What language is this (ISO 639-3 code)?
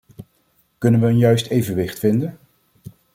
nld